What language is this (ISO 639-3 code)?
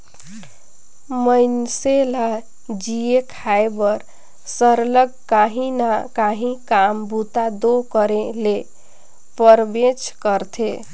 hne